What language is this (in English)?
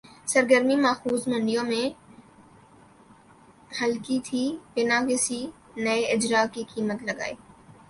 Urdu